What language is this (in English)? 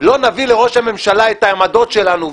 Hebrew